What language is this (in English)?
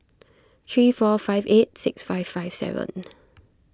English